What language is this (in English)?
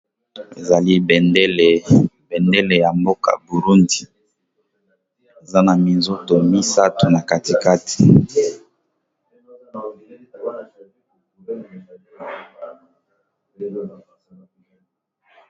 Lingala